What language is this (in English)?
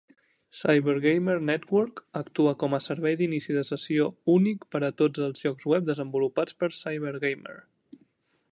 Catalan